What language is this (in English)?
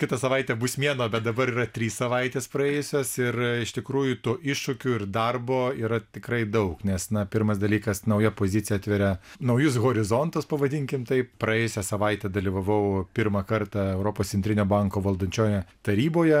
Lithuanian